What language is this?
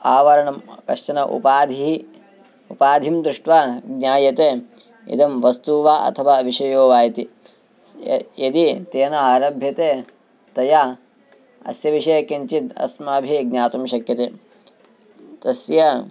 Sanskrit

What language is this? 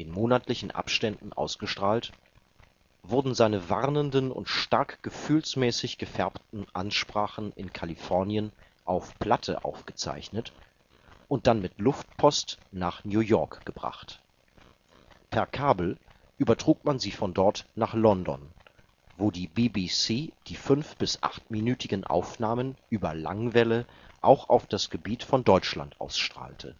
German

